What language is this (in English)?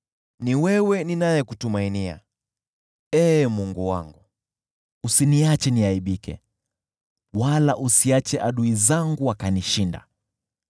Swahili